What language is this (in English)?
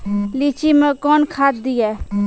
Maithili